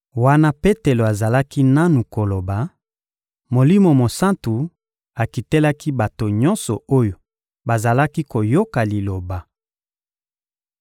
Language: Lingala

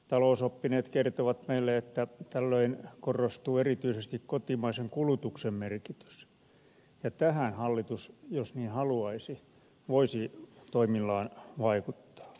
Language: Finnish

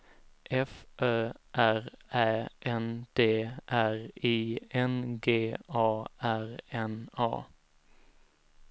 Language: Swedish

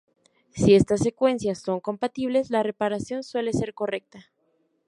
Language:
Spanish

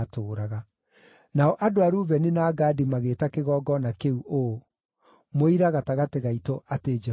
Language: Kikuyu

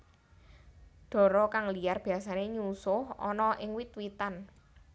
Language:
Javanese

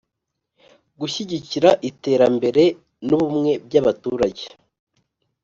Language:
Kinyarwanda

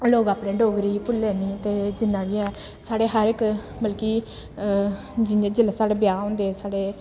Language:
Dogri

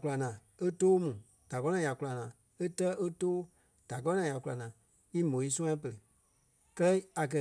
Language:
Kpelle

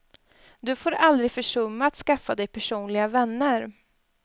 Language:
Swedish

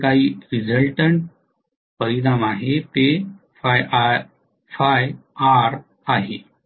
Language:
Marathi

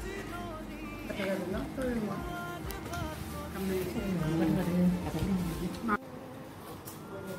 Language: Indonesian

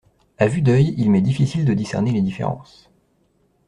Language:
French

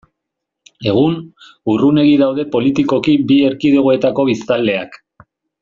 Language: Basque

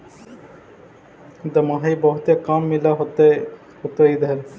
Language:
Magahi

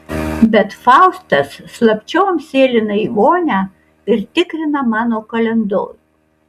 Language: Lithuanian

